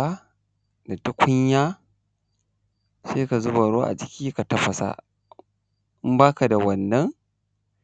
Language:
Hausa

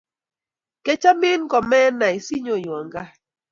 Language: Kalenjin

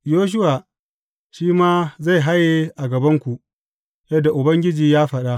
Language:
Hausa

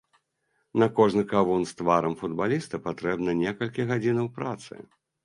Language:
Belarusian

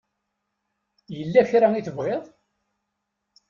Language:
Kabyle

